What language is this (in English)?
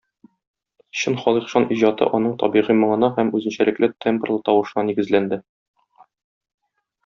Tatar